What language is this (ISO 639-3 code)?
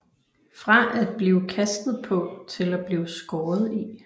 dan